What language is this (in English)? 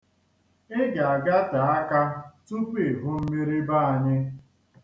Igbo